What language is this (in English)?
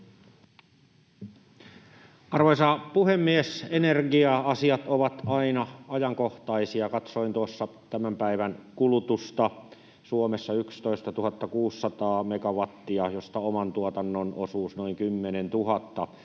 Finnish